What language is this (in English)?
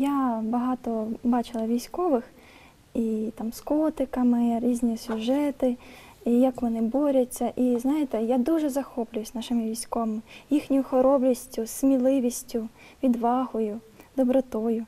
Ukrainian